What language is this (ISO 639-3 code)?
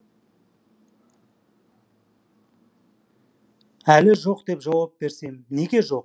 kaz